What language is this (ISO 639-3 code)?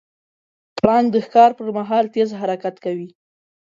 pus